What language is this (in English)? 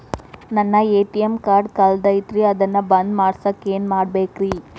Kannada